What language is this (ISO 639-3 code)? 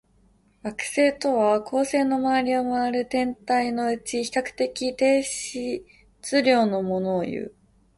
jpn